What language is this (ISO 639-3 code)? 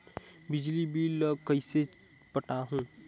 hne